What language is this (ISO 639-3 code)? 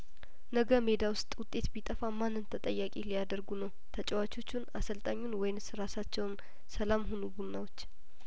amh